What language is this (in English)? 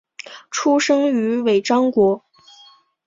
Chinese